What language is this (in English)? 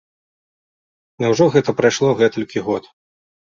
Belarusian